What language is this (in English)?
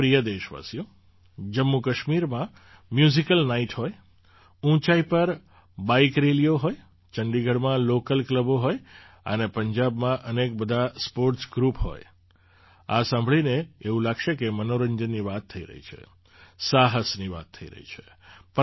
Gujarati